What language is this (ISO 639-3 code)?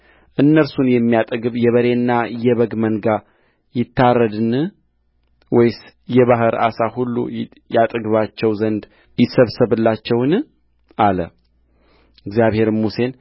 amh